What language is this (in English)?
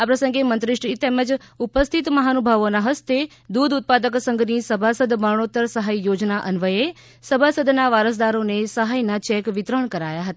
Gujarati